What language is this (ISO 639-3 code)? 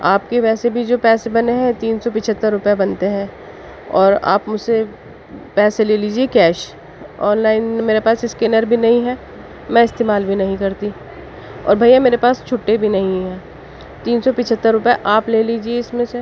urd